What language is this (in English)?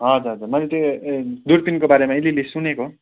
Nepali